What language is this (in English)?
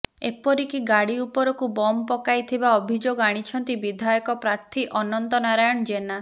Odia